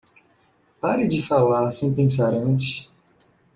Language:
Portuguese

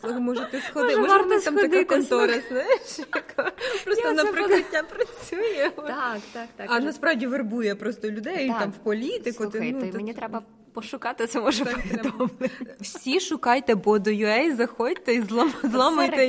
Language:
Ukrainian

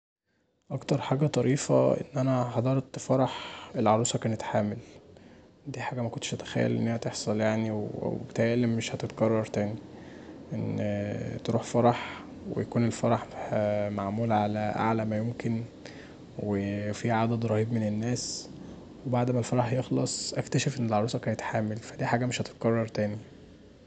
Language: Egyptian Arabic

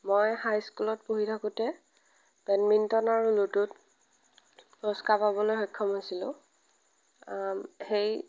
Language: Assamese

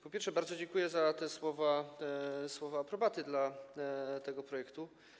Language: Polish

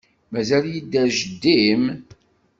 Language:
Kabyle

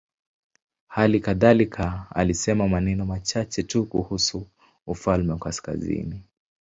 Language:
Swahili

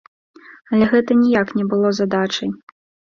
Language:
Belarusian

